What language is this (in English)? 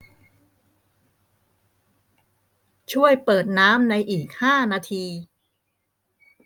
Thai